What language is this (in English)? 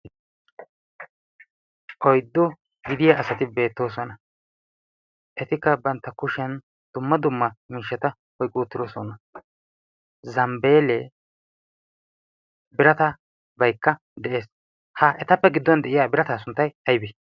Wolaytta